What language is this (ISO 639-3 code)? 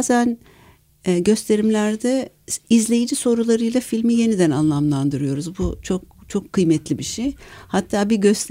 tur